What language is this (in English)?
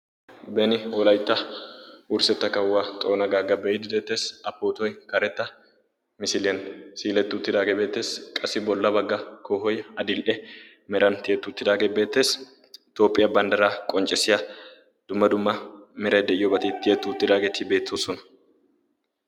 Wolaytta